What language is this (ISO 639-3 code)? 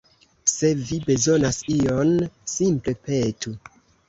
epo